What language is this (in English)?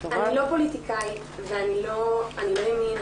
Hebrew